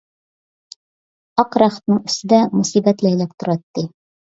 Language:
Uyghur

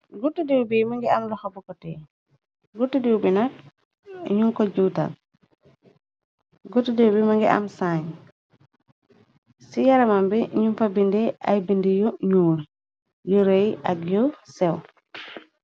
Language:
Wolof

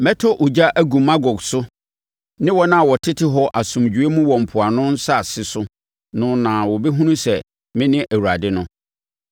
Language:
Akan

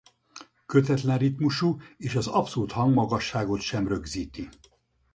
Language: Hungarian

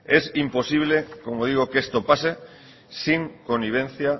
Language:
Spanish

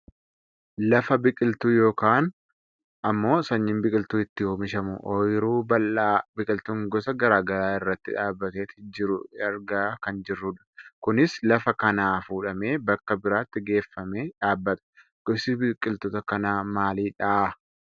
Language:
Oromo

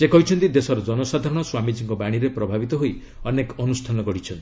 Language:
Odia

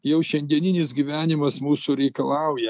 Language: Lithuanian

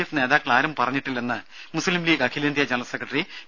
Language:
Malayalam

